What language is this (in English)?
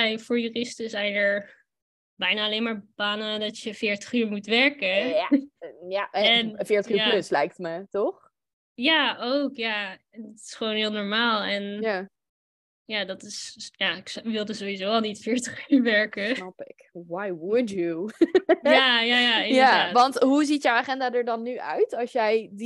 Dutch